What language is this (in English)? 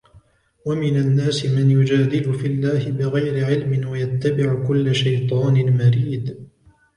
Arabic